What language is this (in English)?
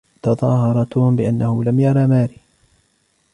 Arabic